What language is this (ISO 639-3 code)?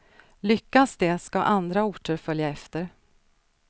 swe